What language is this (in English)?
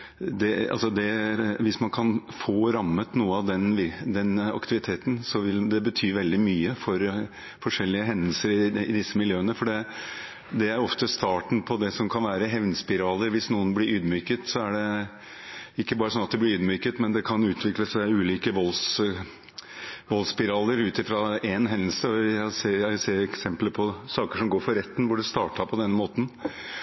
Norwegian Bokmål